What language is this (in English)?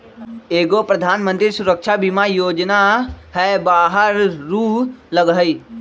Magahi